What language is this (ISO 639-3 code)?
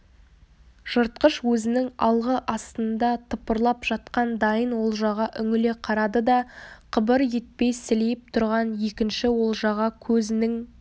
kaz